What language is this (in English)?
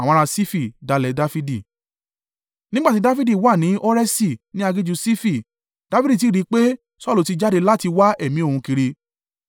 Yoruba